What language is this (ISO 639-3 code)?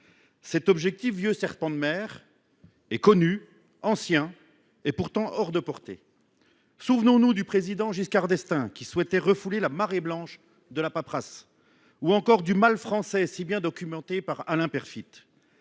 fra